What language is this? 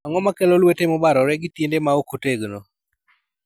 Luo (Kenya and Tanzania)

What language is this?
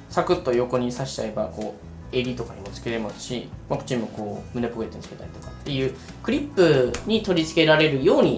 Japanese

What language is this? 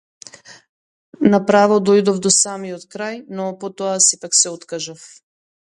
Macedonian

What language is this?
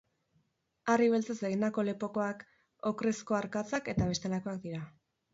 Basque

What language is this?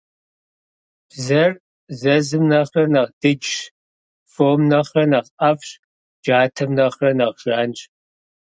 Kabardian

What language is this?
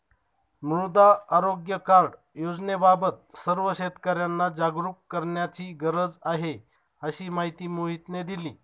Marathi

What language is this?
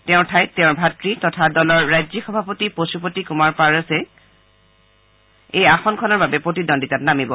Assamese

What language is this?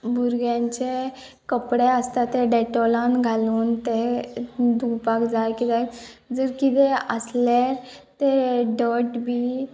Konkani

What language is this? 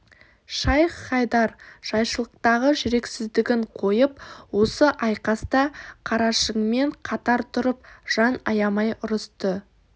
Kazakh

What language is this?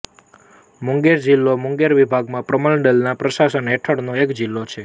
Gujarati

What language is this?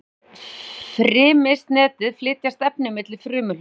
Icelandic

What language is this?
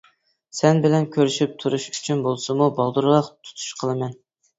Uyghur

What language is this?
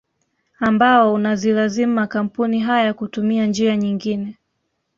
Swahili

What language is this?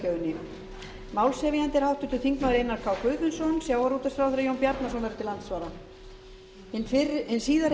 Icelandic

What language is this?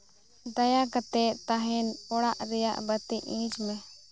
Santali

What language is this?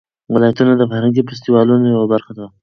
Pashto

